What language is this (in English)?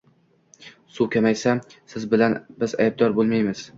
Uzbek